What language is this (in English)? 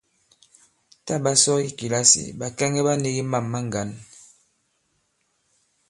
Bankon